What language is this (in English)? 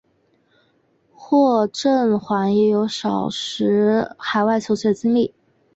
Chinese